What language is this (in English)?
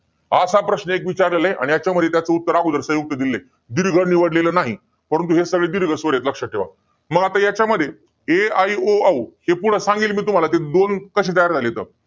Marathi